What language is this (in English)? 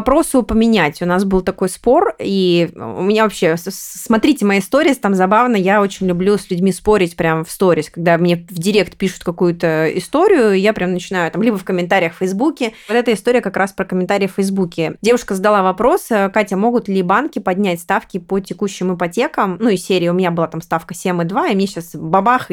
Russian